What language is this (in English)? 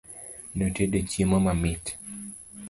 Luo (Kenya and Tanzania)